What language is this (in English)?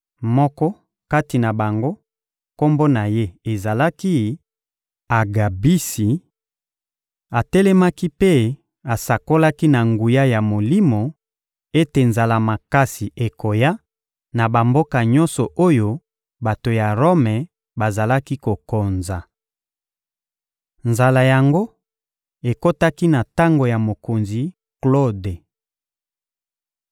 Lingala